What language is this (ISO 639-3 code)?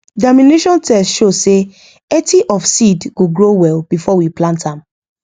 pcm